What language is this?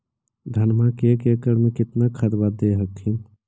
Magahi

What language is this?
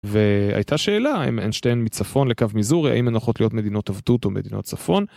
Hebrew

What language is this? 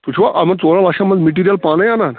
Kashmiri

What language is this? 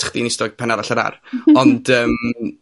Welsh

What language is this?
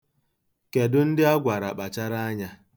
Igbo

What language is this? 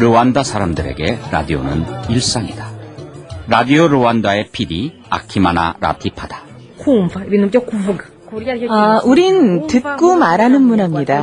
Korean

